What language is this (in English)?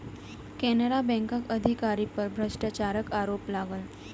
Maithili